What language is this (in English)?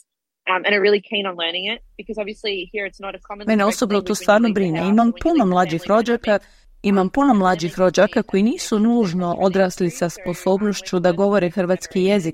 Croatian